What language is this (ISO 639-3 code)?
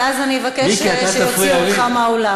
heb